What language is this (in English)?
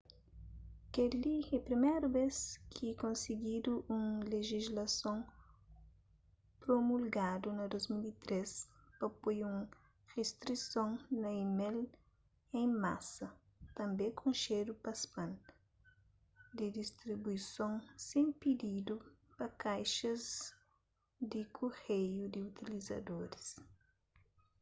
Kabuverdianu